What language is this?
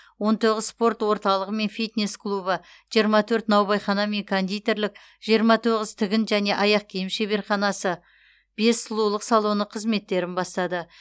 Kazakh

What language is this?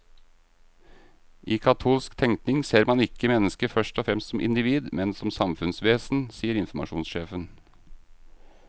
Norwegian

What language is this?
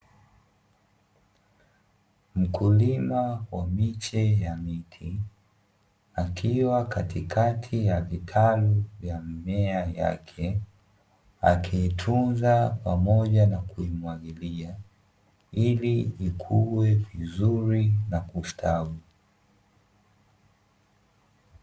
Swahili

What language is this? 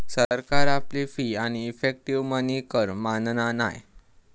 Marathi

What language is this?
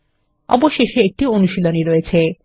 Bangla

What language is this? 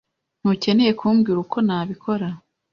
Kinyarwanda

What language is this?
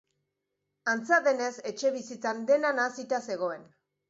Basque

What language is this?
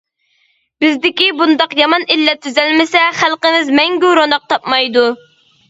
Uyghur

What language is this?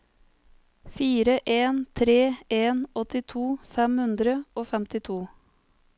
Norwegian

